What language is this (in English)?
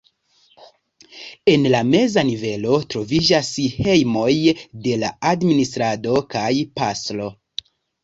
Esperanto